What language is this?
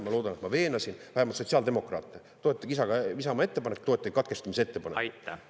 Estonian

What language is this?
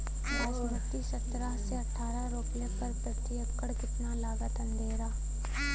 Bhojpuri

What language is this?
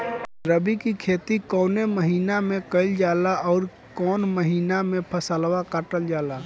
Bhojpuri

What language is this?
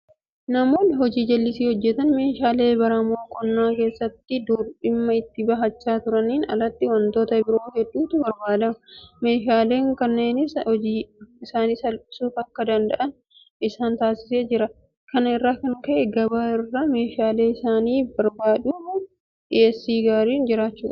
Oromo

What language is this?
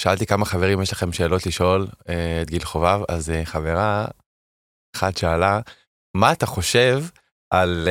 Hebrew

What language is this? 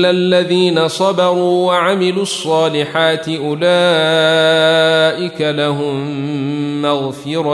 Arabic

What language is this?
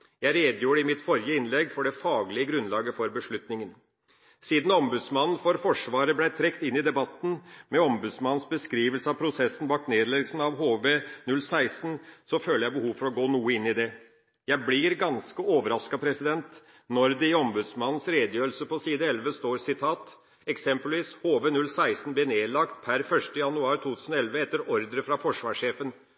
Norwegian Bokmål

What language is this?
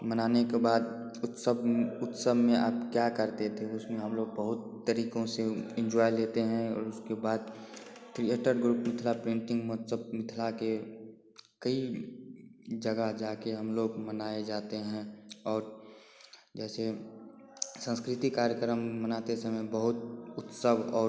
Hindi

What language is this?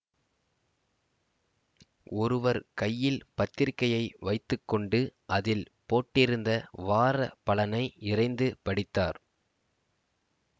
Tamil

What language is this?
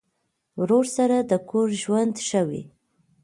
Pashto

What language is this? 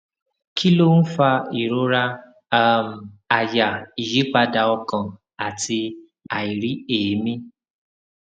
Yoruba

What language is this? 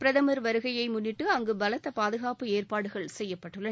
Tamil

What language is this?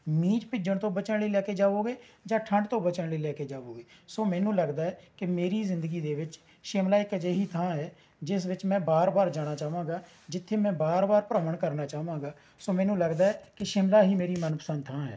Punjabi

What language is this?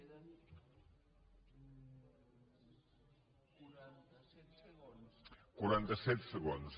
Catalan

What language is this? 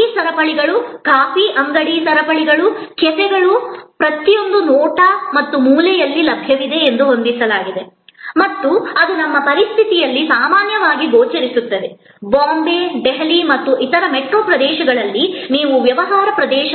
Kannada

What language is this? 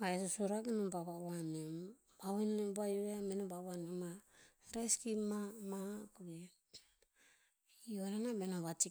Tinputz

